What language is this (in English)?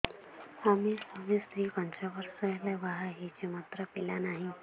Odia